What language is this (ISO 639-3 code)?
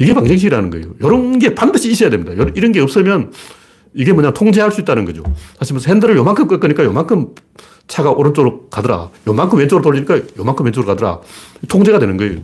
kor